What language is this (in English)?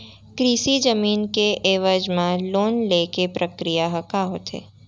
Chhattisgarhi